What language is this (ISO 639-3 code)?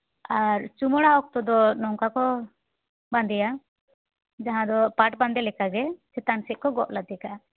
sat